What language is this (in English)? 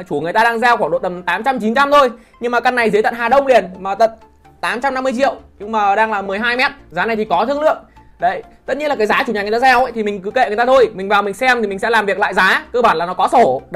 Vietnamese